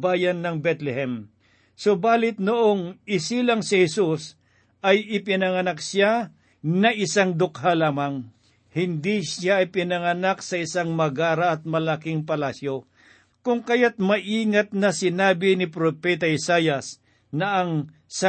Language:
Filipino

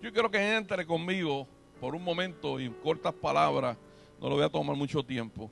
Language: Spanish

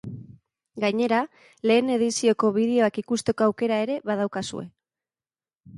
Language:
Basque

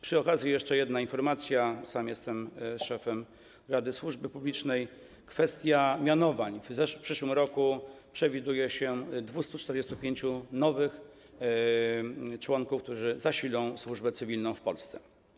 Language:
Polish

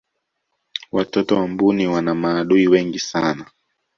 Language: Swahili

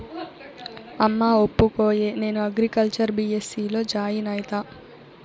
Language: Telugu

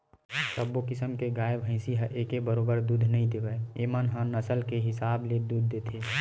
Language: Chhattisgarhi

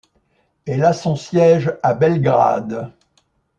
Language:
French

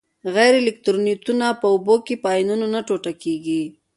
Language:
Pashto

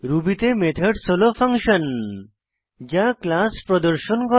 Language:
Bangla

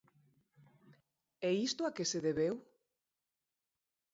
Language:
Galician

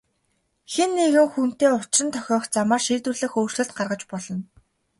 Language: Mongolian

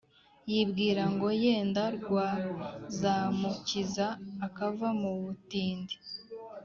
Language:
Kinyarwanda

